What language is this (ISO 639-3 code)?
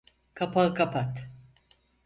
tur